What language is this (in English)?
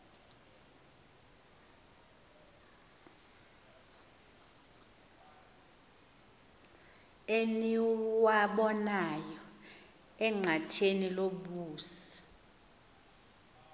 Xhosa